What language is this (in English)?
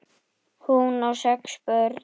Icelandic